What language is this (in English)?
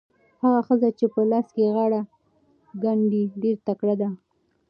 Pashto